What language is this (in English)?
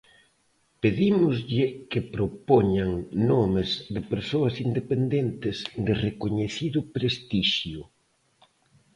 Galician